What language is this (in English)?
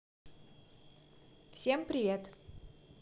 Russian